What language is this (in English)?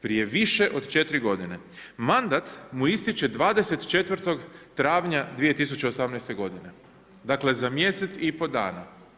Croatian